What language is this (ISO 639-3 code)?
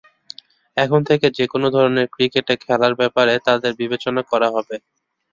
ben